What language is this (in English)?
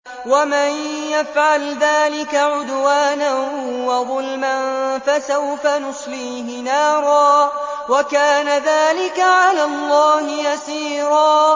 Arabic